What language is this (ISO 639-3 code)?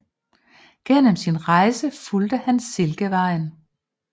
dan